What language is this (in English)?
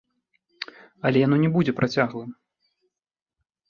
Belarusian